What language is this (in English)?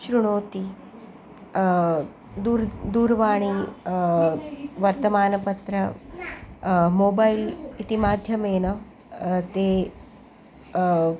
Sanskrit